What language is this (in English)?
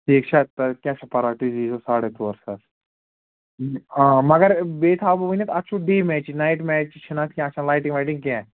Kashmiri